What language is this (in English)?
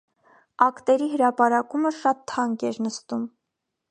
Armenian